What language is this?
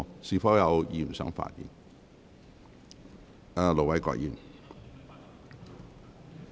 Cantonese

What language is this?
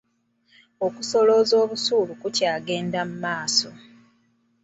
Ganda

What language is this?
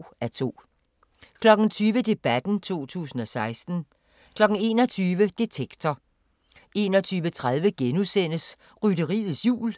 Danish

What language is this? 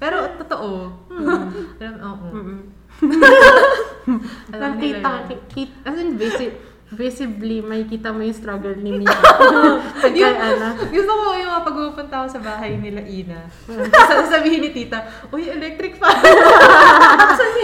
Filipino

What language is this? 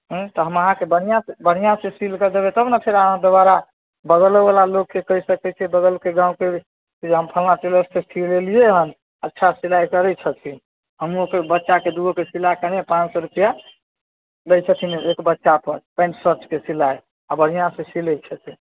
Maithili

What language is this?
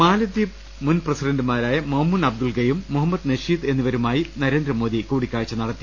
Malayalam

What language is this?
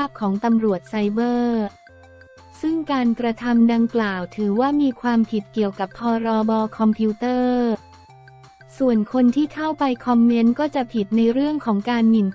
Thai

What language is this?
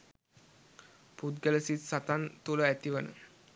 Sinhala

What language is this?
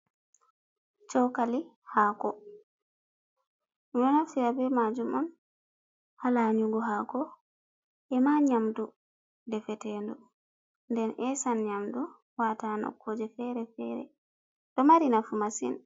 Fula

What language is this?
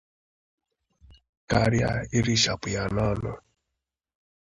Igbo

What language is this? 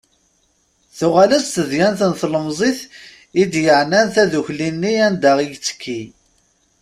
Kabyle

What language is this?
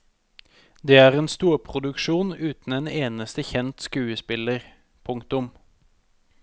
Norwegian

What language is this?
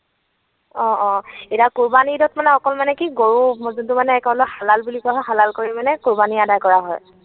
Assamese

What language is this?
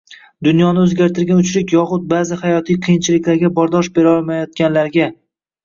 Uzbek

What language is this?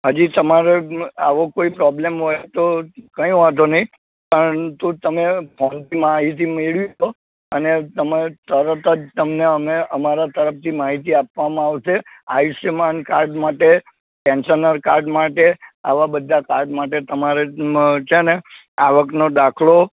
Gujarati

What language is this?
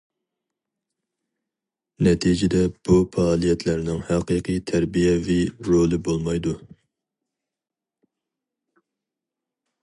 Uyghur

